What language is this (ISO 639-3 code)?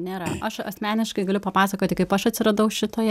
lit